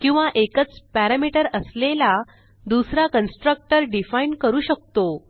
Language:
Marathi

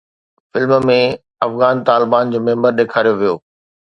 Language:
Sindhi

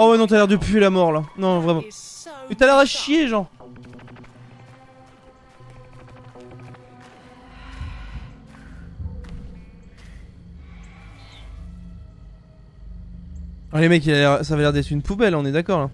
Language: French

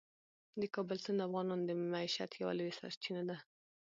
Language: Pashto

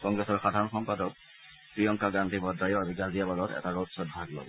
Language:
Assamese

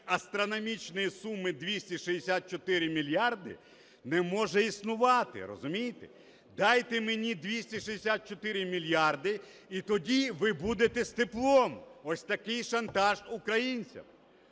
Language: Ukrainian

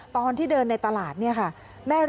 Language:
Thai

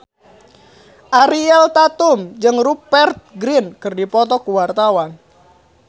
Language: Sundanese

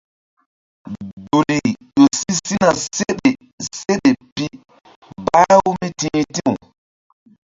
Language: Mbum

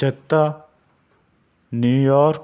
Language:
Urdu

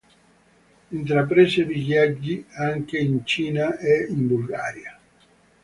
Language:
Italian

